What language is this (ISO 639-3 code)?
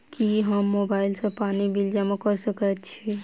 mai